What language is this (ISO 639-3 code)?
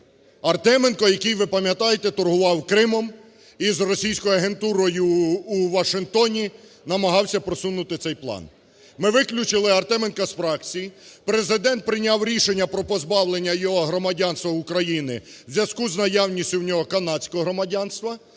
ukr